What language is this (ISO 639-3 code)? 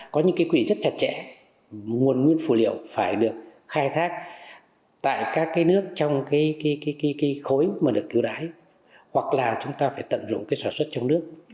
vie